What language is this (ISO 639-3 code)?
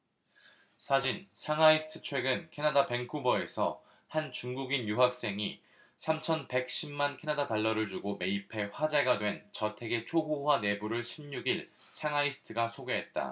kor